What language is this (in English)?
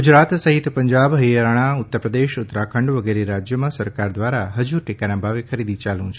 Gujarati